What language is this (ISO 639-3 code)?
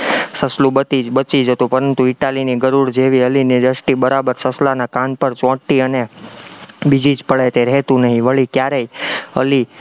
guj